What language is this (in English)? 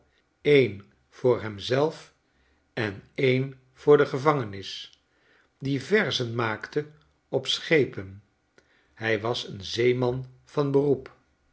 Dutch